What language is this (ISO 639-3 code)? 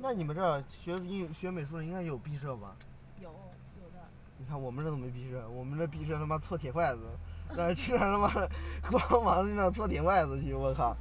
zho